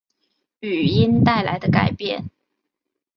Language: Chinese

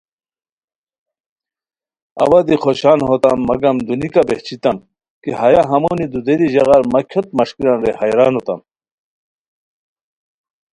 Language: Khowar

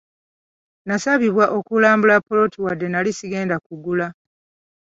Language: Ganda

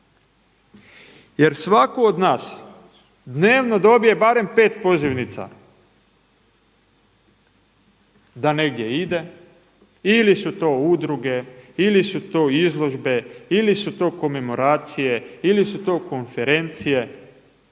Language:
Croatian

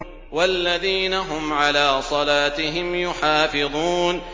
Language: Arabic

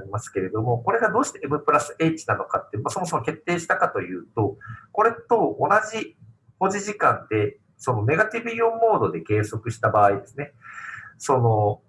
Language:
Japanese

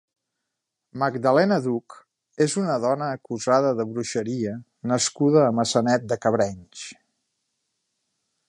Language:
Catalan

